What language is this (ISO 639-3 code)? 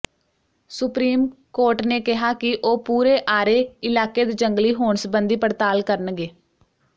pan